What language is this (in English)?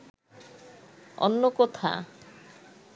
Bangla